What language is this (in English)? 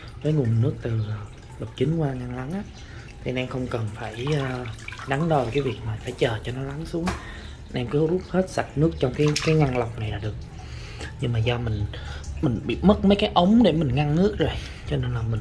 Vietnamese